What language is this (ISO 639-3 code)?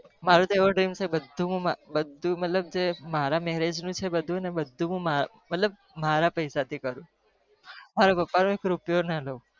guj